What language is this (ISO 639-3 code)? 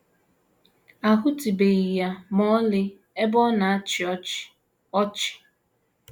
ibo